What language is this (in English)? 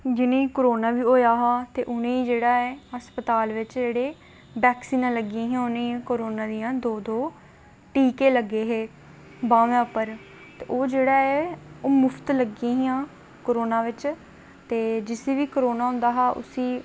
Dogri